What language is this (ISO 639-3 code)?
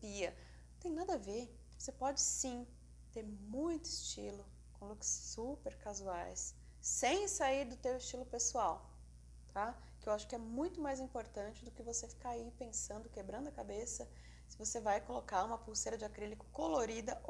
por